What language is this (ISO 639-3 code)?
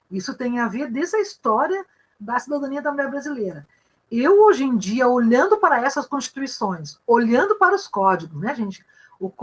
por